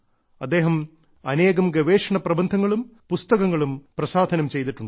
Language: Malayalam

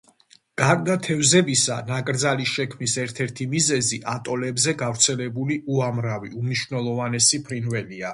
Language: Georgian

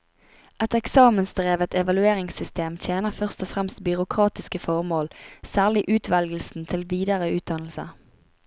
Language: Norwegian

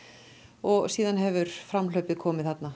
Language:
Icelandic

